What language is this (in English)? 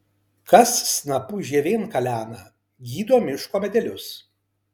Lithuanian